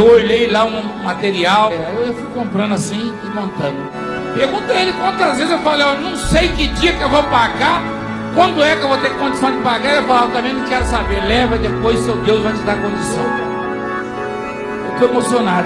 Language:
Portuguese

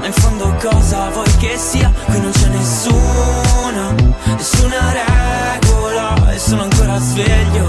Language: Italian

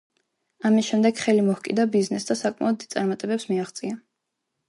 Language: Georgian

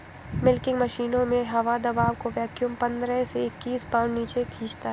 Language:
Hindi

